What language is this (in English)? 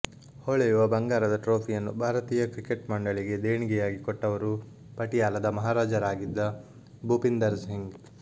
Kannada